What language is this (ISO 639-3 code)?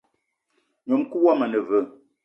eto